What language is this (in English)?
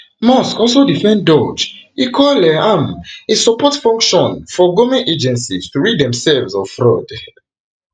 Nigerian Pidgin